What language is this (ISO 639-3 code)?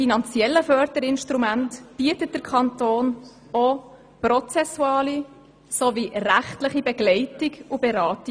gsw